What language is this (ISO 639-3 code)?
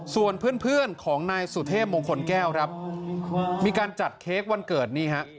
tha